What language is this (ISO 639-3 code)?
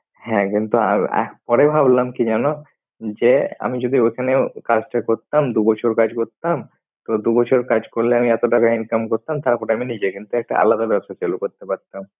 ben